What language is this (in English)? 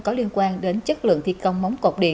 Vietnamese